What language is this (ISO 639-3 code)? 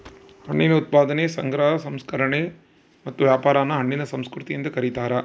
kan